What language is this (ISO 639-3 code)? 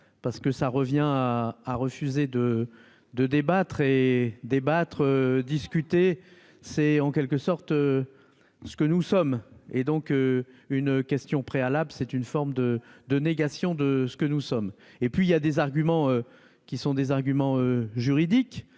fra